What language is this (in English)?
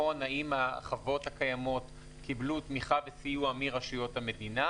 Hebrew